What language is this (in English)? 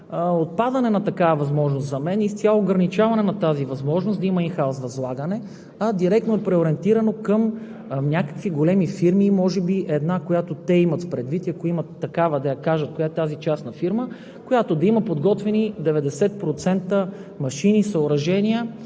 Bulgarian